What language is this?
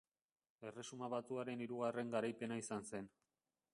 Basque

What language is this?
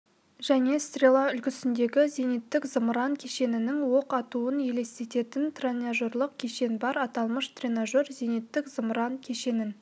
Kazakh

